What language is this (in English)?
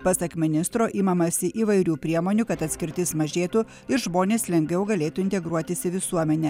Lithuanian